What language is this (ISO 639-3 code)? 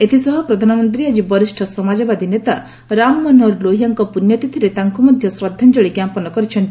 ori